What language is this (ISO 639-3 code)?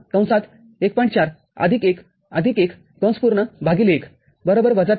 mar